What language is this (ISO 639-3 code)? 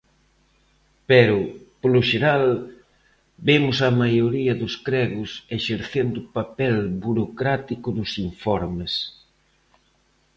glg